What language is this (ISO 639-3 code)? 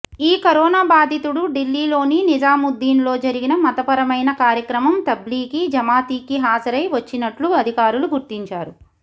tel